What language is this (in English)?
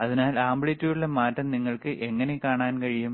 Malayalam